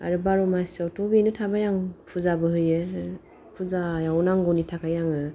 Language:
Bodo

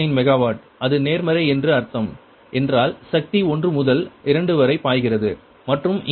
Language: Tamil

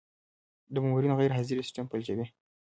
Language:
Pashto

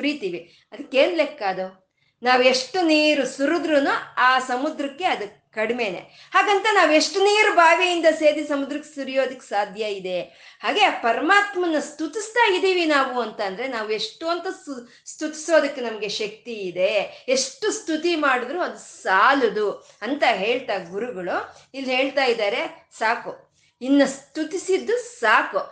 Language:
Kannada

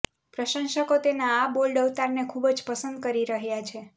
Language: Gujarati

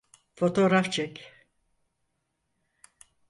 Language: Turkish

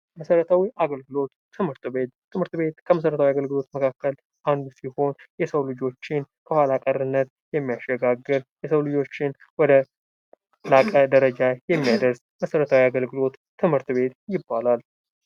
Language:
Amharic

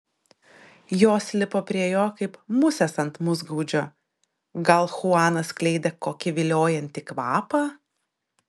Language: Lithuanian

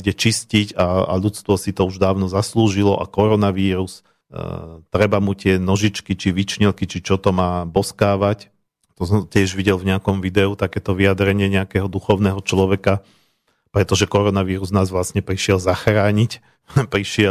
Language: Slovak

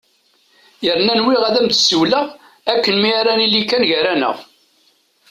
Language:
Kabyle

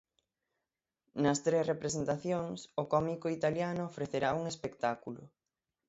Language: Galician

